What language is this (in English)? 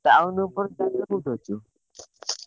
Odia